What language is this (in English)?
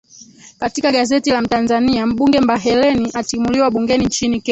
Swahili